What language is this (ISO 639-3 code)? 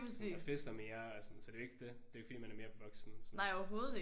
dan